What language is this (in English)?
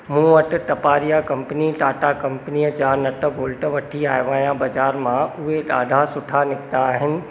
Sindhi